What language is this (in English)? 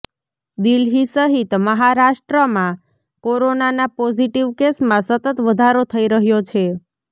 Gujarati